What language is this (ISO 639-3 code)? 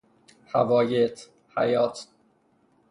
fas